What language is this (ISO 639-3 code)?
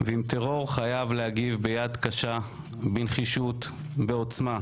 heb